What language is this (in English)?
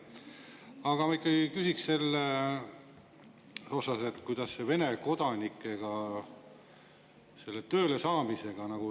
Estonian